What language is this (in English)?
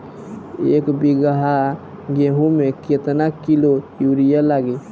Bhojpuri